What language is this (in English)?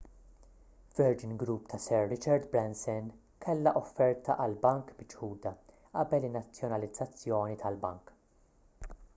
Maltese